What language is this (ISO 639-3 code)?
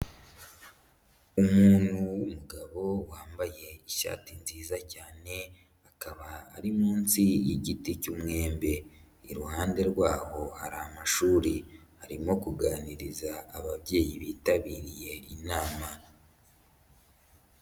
kin